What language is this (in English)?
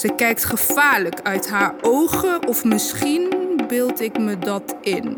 Dutch